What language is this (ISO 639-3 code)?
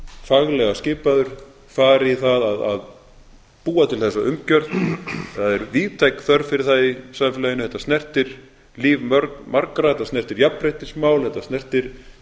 isl